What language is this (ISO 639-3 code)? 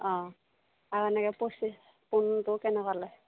asm